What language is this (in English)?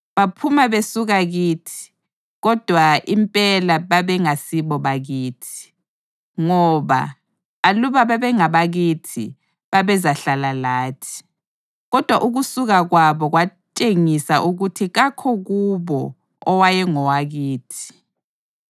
North Ndebele